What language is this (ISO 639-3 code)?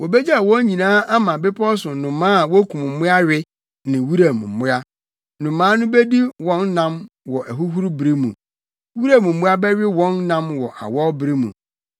aka